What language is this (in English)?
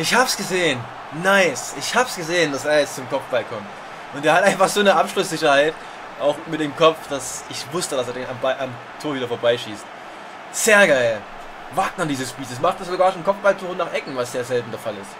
German